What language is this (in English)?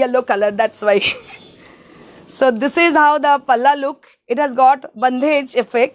English